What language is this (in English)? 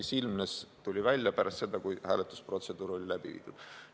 Estonian